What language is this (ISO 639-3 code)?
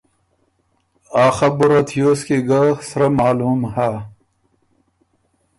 oru